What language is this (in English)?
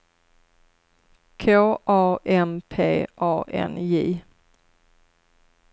Swedish